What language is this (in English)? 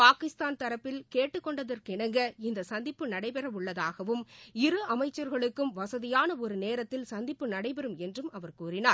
Tamil